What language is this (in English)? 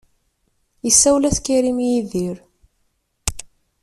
Kabyle